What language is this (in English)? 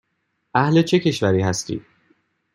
Persian